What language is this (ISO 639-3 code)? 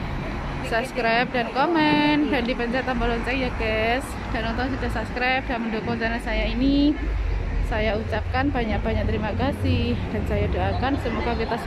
ind